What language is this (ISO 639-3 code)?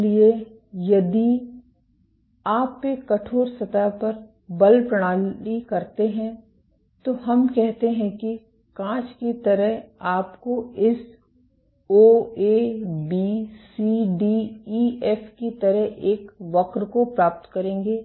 hin